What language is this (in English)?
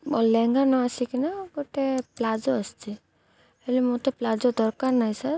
Odia